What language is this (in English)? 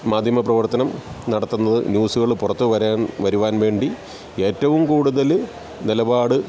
Malayalam